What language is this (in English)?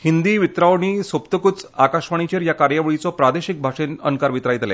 Konkani